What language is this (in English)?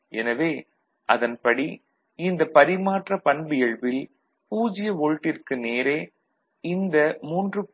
Tamil